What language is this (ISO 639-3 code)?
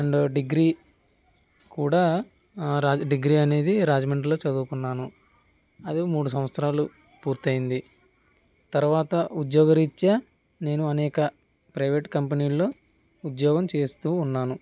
tel